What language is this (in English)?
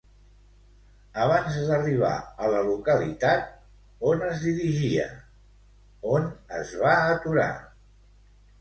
Catalan